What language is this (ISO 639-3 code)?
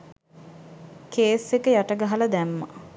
sin